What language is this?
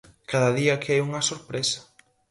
Galician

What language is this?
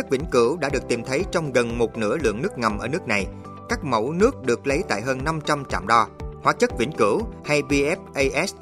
Vietnamese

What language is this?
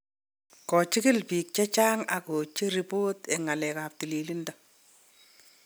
Kalenjin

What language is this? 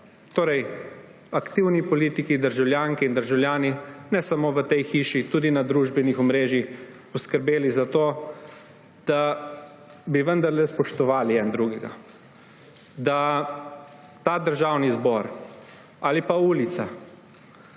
Slovenian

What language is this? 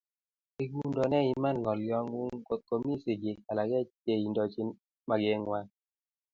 Kalenjin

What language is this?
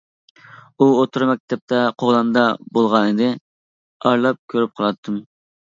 Uyghur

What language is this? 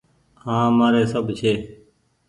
Goaria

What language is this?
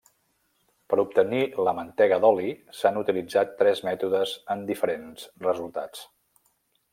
Catalan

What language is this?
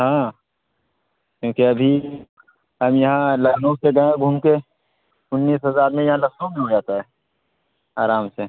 Urdu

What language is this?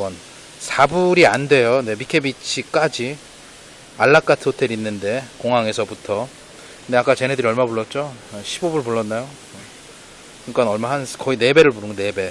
Korean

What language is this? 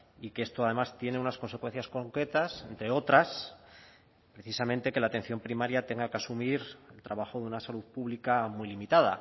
Spanish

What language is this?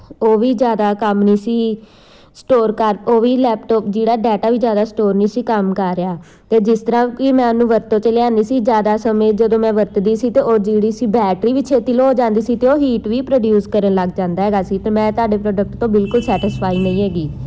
Punjabi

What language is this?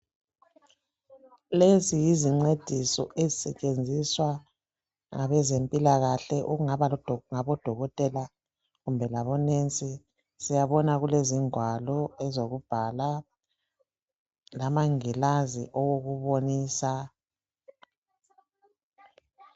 North Ndebele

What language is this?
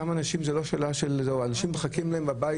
Hebrew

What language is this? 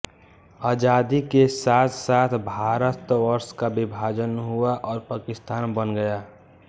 Hindi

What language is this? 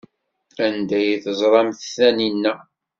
Kabyle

